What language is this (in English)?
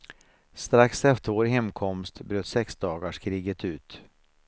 Swedish